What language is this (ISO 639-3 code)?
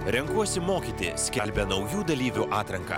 lit